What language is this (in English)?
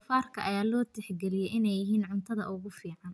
Somali